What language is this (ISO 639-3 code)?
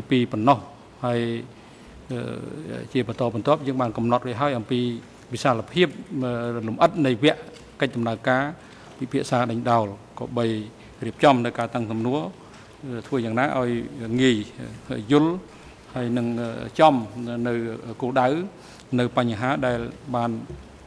tha